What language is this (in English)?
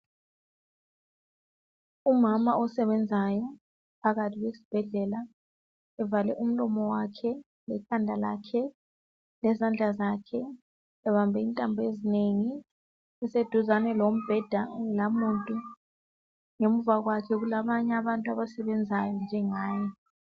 North Ndebele